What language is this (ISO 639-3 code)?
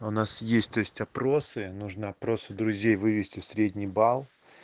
rus